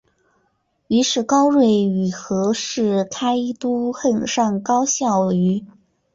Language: Chinese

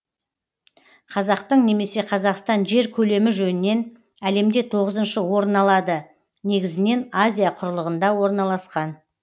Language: Kazakh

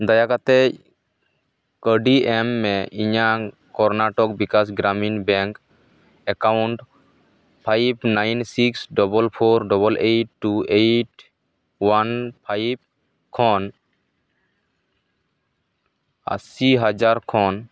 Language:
Santali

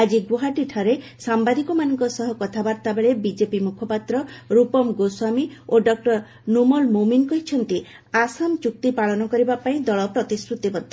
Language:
Odia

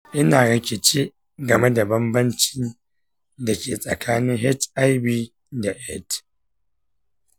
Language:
Hausa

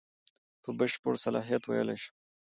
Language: Pashto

